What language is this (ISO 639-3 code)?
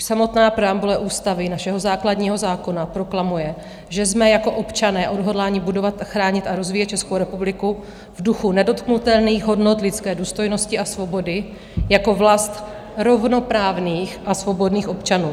ces